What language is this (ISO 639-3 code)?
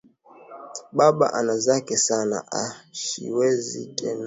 swa